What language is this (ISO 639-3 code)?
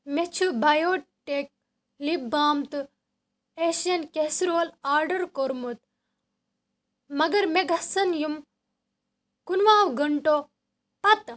kas